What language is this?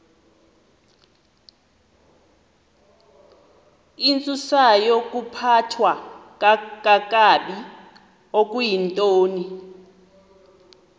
Xhosa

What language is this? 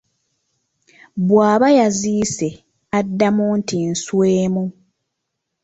Ganda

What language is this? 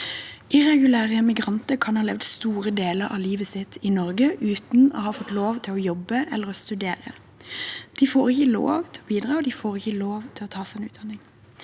Norwegian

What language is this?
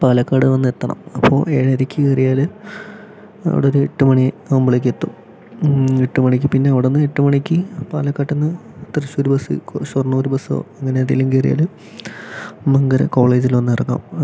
Malayalam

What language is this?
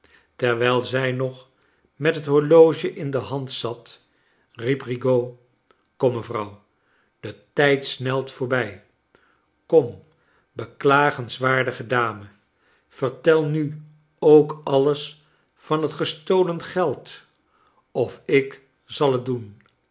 Dutch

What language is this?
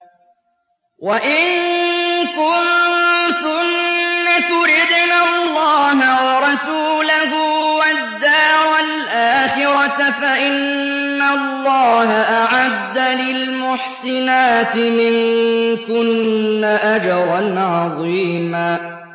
Arabic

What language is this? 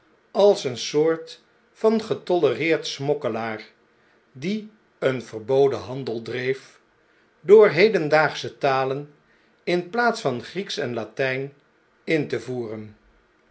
Dutch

